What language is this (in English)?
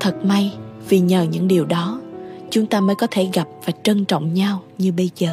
Vietnamese